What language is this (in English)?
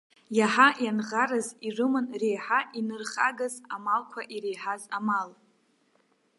Abkhazian